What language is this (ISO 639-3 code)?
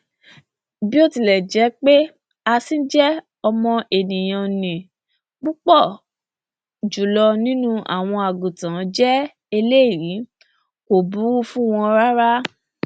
yor